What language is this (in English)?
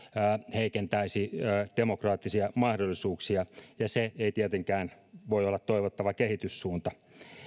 Finnish